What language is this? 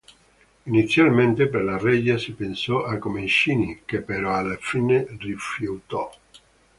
Italian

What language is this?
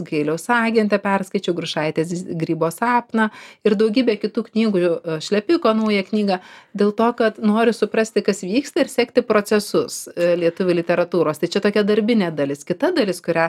Lithuanian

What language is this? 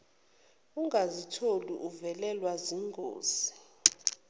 Zulu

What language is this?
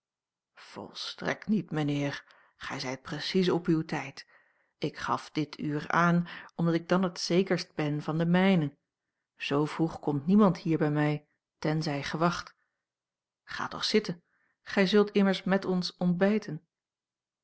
Dutch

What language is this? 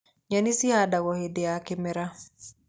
Kikuyu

